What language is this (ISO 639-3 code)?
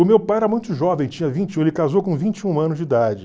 por